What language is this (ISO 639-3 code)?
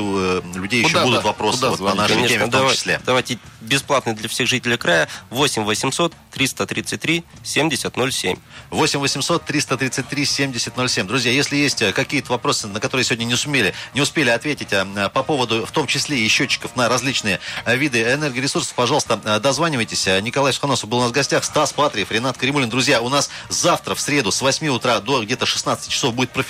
rus